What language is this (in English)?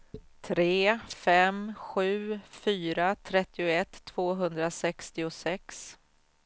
Swedish